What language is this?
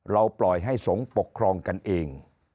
Thai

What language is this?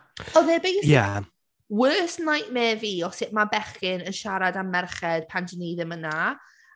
Welsh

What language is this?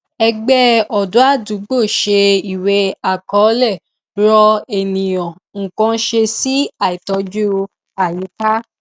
Yoruba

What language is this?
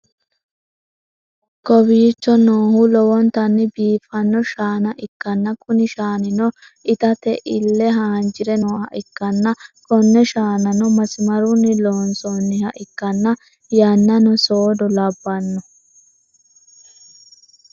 Sidamo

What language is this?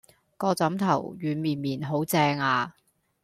Cantonese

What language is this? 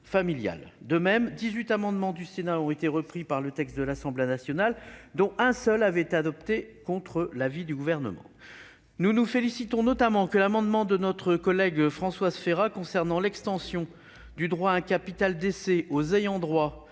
French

